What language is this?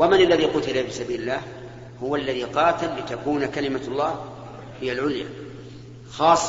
Arabic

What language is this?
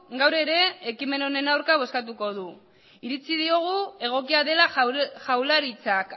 Basque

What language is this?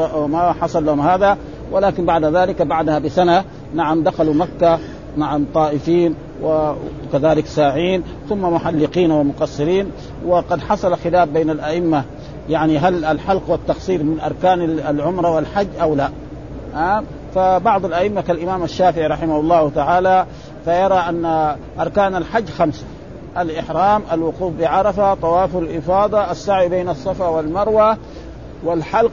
Arabic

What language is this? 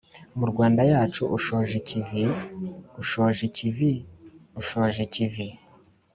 Kinyarwanda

